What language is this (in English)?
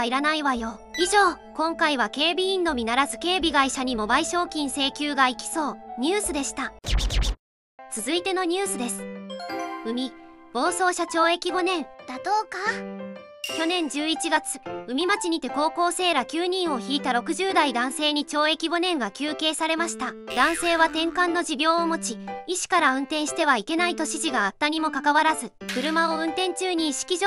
Japanese